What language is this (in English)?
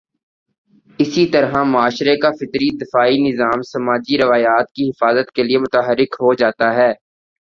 Urdu